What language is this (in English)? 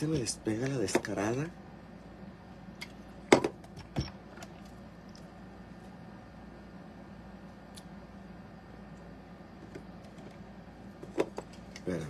Spanish